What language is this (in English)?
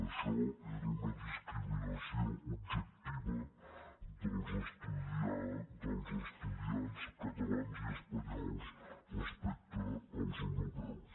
Catalan